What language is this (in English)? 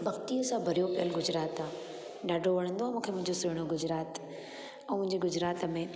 Sindhi